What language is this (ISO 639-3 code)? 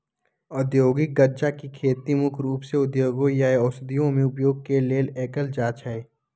mag